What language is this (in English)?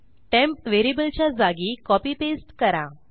Marathi